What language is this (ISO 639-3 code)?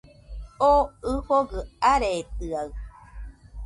hux